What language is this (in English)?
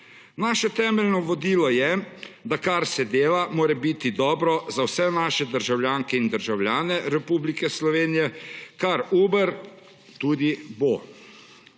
Slovenian